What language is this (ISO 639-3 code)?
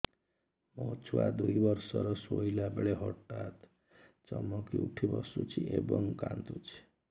ori